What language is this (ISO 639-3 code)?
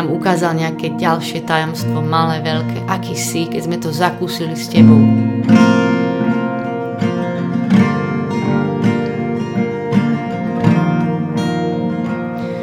slk